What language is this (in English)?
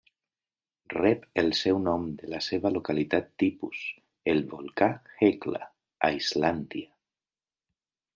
Catalan